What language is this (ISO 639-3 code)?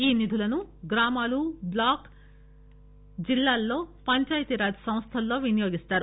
tel